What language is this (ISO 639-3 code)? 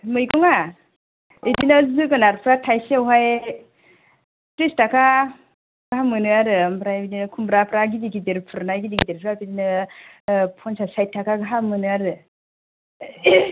brx